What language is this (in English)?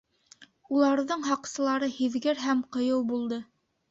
Bashkir